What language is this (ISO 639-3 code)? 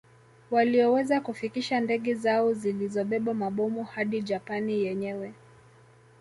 swa